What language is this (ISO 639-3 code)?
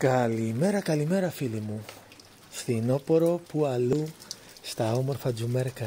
ell